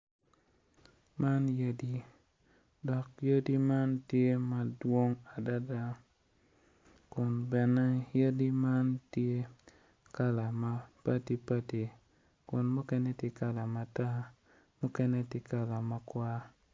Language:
Acoli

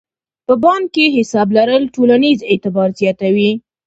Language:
Pashto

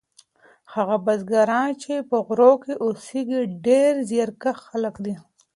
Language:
Pashto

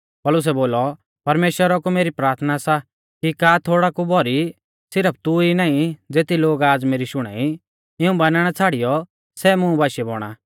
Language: Mahasu Pahari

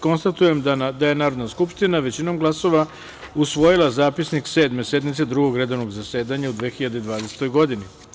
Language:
Serbian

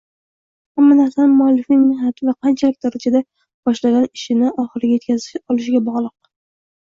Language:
Uzbek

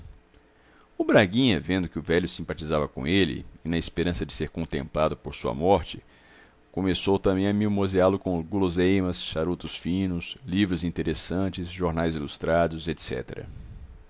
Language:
Portuguese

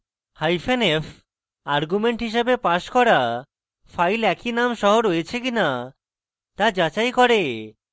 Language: Bangla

